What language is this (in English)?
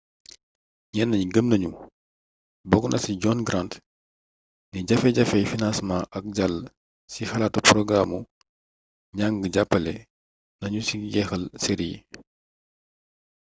Wolof